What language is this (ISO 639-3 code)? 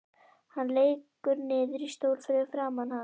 isl